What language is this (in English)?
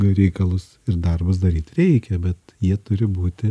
Lithuanian